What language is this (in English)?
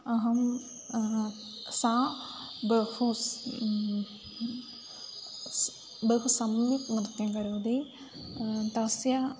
Sanskrit